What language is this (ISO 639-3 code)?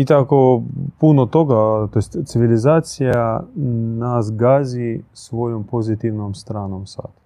hrv